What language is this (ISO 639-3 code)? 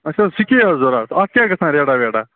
kas